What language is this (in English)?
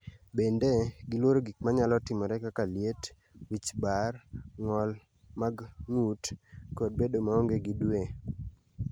Luo (Kenya and Tanzania)